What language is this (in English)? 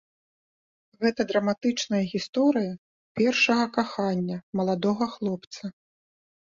Belarusian